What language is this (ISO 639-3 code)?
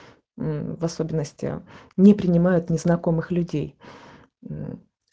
rus